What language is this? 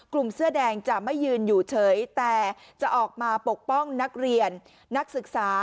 Thai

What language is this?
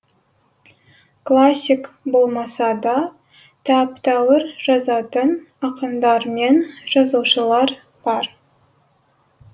Kazakh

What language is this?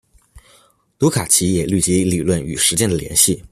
Chinese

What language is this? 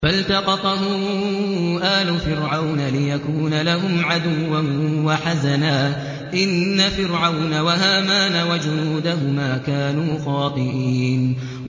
Arabic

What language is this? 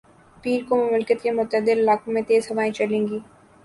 Urdu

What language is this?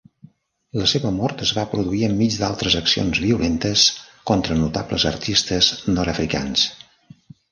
Catalan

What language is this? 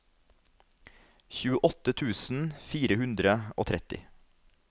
Norwegian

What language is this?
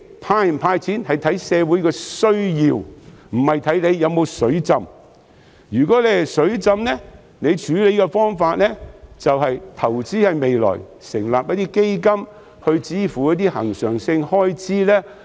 Cantonese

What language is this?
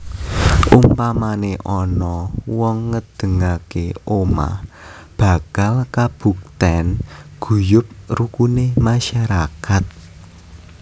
Javanese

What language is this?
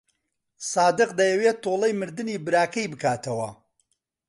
Central Kurdish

